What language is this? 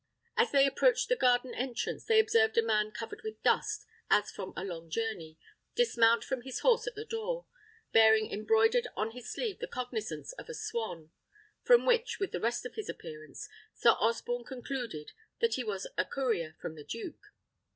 English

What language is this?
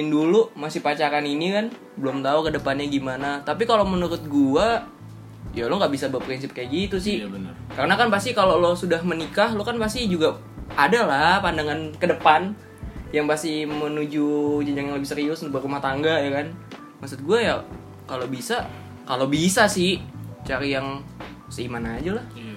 Indonesian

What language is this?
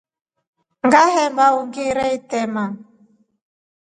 Rombo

